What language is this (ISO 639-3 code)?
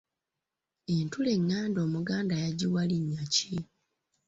lug